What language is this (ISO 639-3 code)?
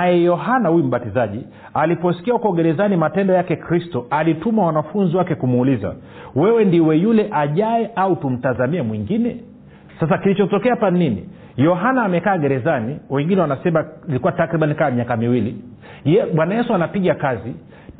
swa